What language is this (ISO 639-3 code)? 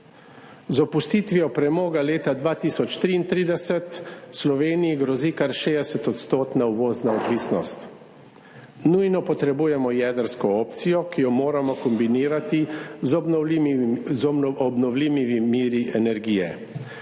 slv